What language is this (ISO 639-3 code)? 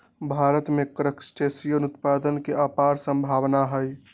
mag